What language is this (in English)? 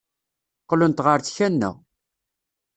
Kabyle